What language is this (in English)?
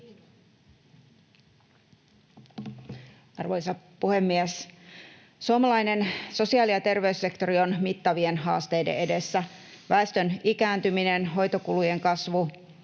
Finnish